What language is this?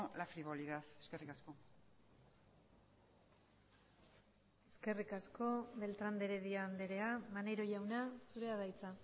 Basque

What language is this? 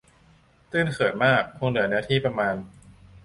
Thai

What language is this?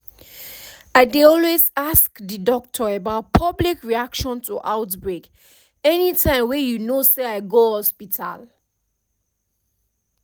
Nigerian Pidgin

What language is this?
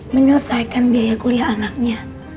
Indonesian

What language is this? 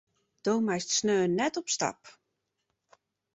Western Frisian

